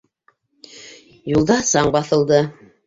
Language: Bashkir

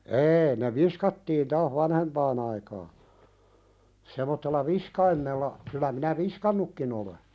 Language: Finnish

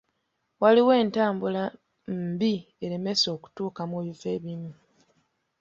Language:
Ganda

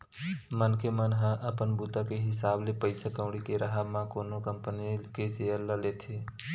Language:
Chhattisgarhi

